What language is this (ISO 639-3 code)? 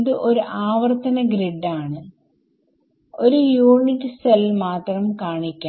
mal